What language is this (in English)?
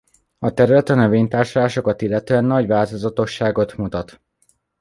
Hungarian